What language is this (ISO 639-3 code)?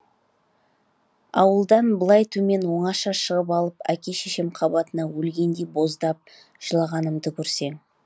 kaz